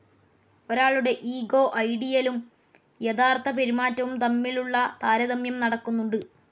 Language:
Malayalam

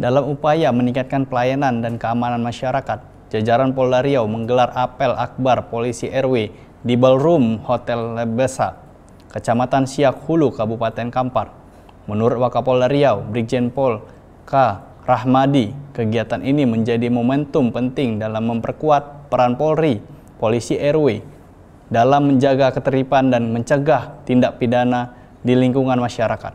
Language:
Indonesian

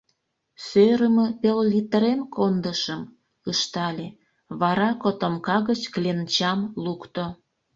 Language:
Mari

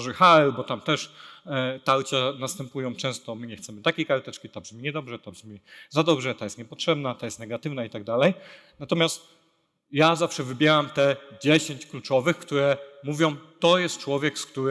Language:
Polish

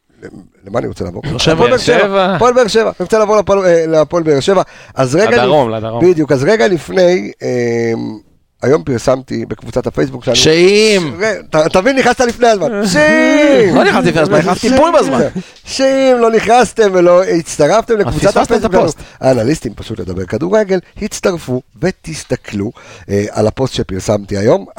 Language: Hebrew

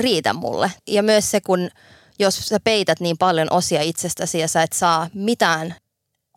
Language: Finnish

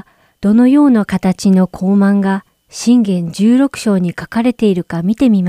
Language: Japanese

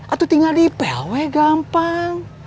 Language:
Indonesian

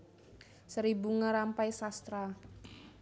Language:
Javanese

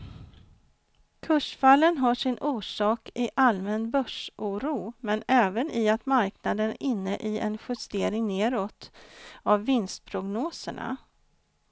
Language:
Swedish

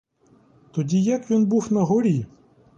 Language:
Ukrainian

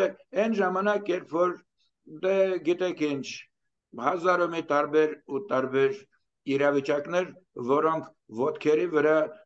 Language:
Romanian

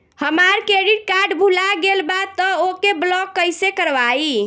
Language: Bhojpuri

